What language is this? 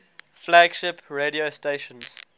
English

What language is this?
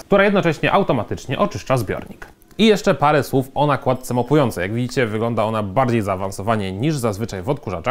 Polish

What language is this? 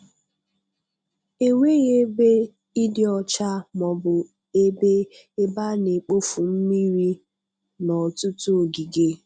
Igbo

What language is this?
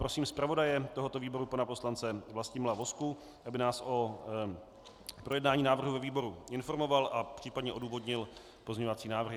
Czech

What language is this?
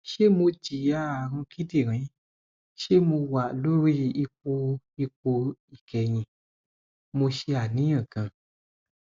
Yoruba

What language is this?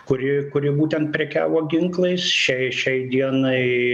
Lithuanian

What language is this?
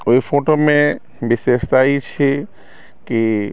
Maithili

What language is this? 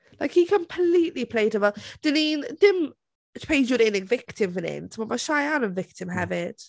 Welsh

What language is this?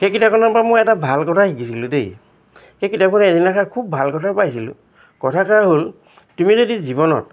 Assamese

